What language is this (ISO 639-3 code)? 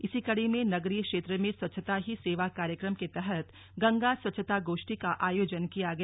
hin